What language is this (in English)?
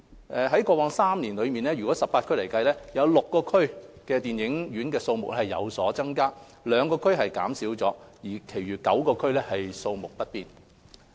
Cantonese